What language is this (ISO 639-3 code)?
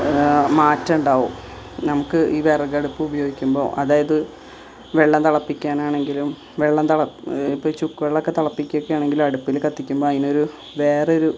mal